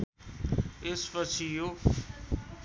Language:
Nepali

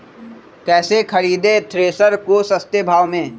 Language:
Magahi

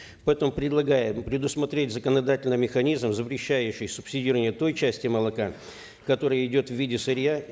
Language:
Kazakh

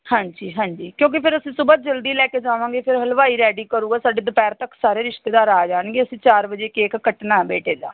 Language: Punjabi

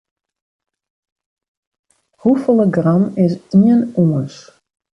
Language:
Western Frisian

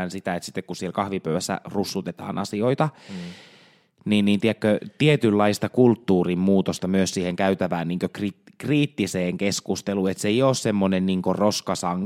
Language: Finnish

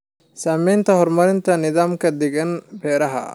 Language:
Somali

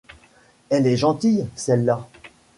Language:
French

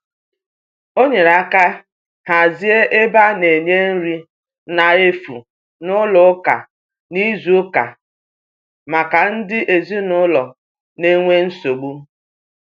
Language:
Igbo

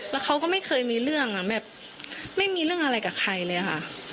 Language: Thai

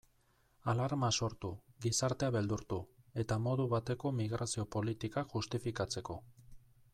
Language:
Basque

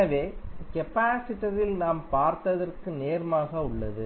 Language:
Tamil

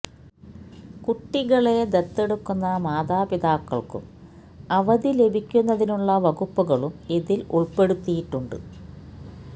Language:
Malayalam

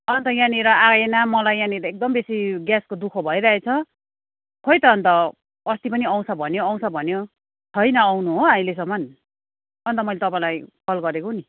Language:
Nepali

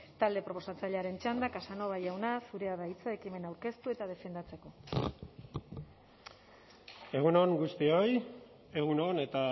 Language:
Basque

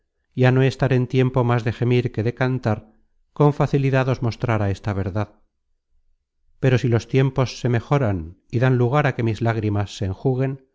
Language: Spanish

